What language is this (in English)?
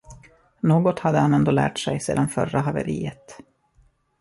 Swedish